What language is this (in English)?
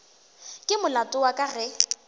Northern Sotho